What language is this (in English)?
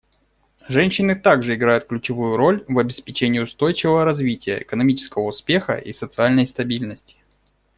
Russian